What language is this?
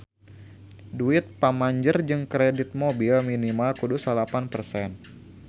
Sundanese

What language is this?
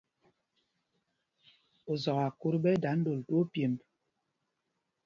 Mpumpong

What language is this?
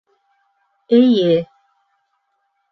Bashkir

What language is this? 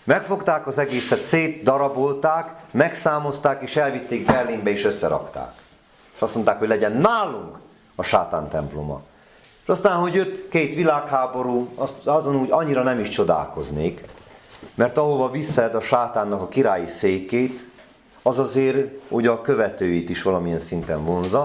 Hungarian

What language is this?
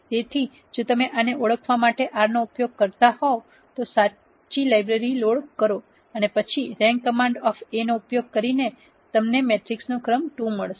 Gujarati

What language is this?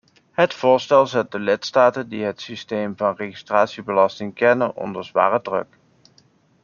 Dutch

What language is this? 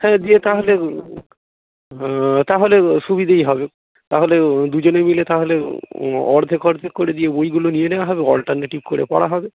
Bangla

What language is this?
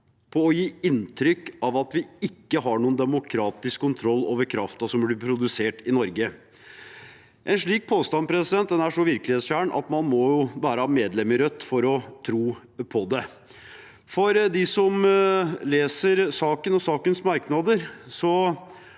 Norwegian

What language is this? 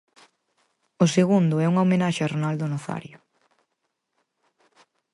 Galician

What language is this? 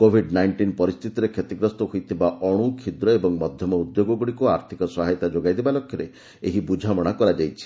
Odia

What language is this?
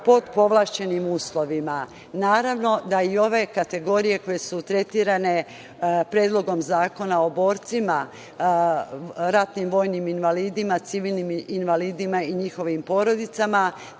Serbian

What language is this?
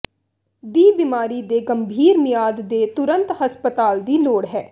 Punjabi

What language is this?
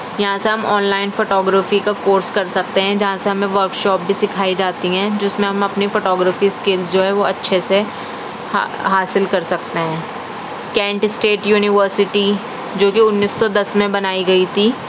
Urdu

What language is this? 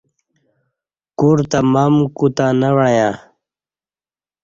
Kati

